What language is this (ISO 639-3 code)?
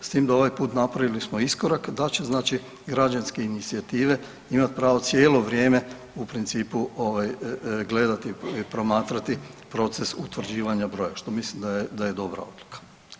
hrv